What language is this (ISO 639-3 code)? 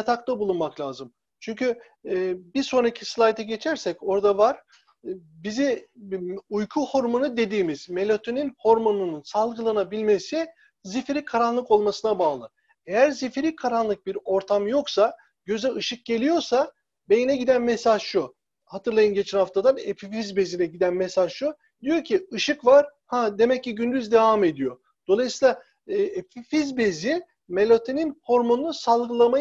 tur